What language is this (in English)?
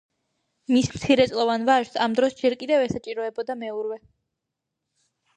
Georgian